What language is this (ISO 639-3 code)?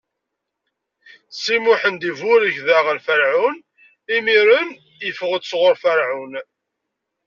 kab